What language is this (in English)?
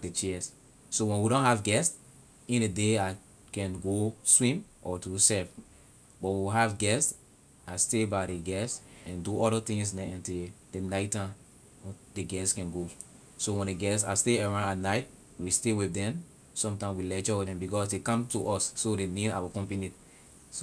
Liberian English